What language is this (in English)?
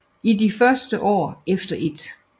Danish